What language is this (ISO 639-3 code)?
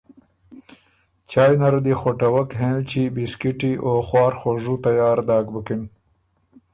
oru